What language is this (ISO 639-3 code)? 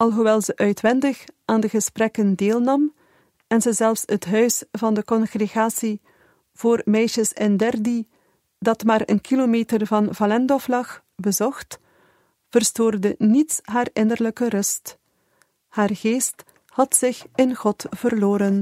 nld